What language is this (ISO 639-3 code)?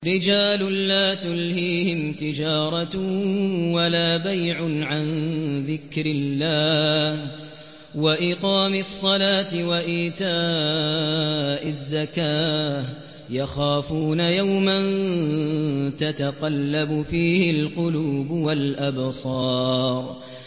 ara